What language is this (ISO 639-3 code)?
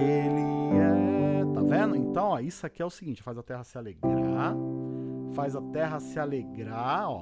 por